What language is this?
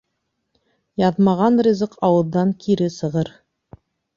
Bashkir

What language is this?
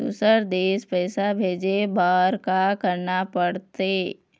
Chhattisgarhi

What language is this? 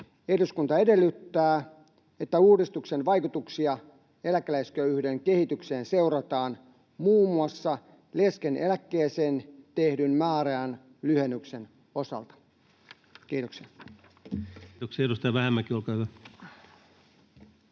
Finnish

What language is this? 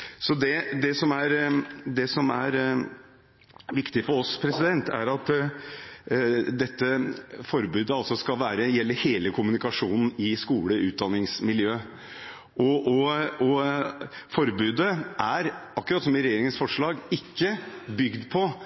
Norwegian Bokmål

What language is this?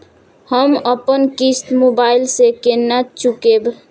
Maithili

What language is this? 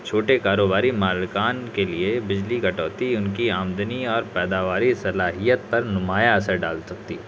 Urdu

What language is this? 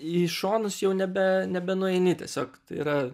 Lithuanian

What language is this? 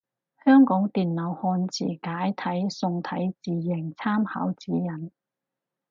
Cantonese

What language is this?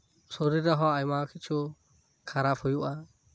Santali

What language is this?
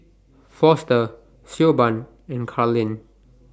English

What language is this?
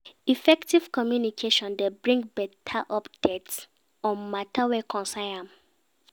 Nigerian Pidgin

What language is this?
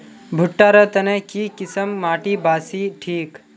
Magahi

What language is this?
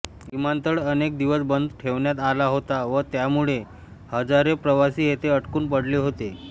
Marathi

